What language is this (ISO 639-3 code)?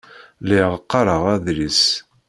kab